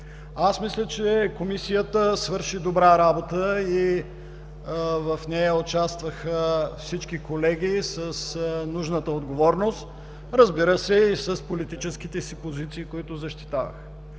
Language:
Bulgarian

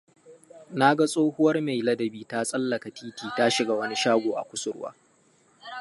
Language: Hausa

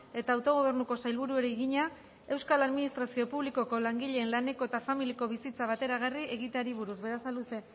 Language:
Basque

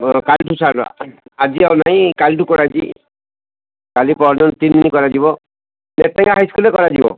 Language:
Odia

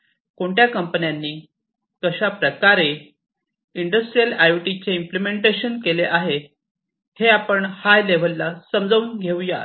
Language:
Marathi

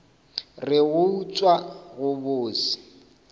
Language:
Northern Sotho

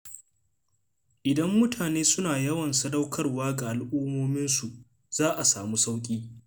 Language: Hausa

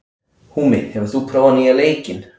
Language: Icelandic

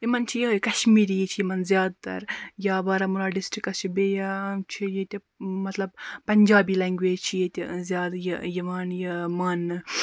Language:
Kashmiri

